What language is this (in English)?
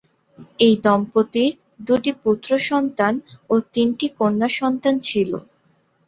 Bangla